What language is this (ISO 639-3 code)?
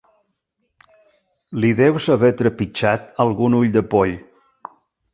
cat